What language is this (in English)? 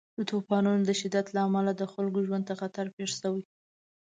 Pashto